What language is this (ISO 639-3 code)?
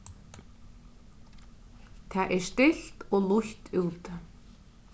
fao